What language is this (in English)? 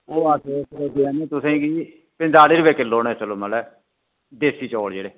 Dogri